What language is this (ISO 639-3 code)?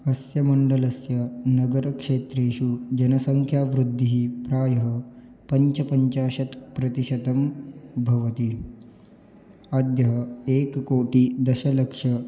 san